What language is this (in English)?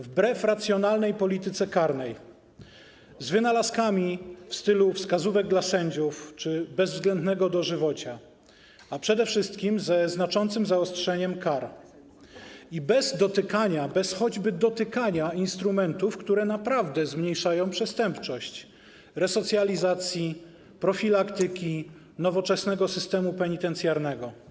Polish